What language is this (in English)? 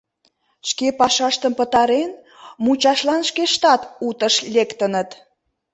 Mari